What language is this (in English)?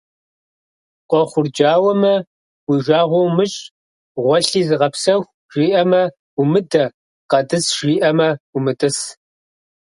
Kabardian